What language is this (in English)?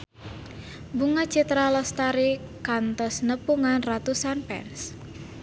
Sundanese